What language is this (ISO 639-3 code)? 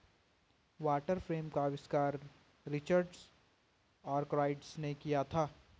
hin